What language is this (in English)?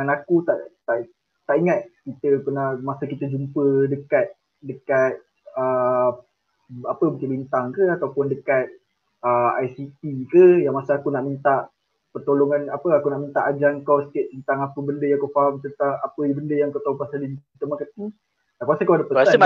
Malay